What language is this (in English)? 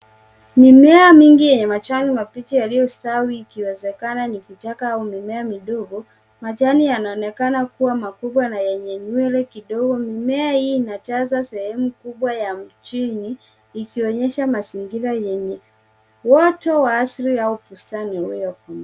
Swahili